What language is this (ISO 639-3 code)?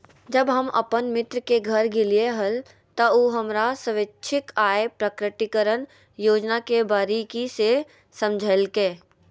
mag